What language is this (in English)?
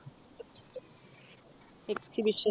Malayalam